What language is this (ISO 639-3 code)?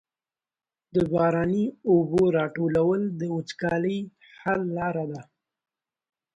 pus